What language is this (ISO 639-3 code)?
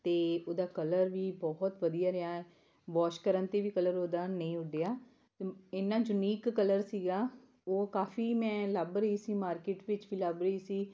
pan